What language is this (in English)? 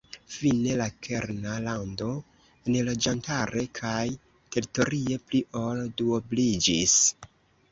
Esperanto